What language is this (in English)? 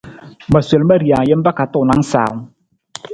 Nawdm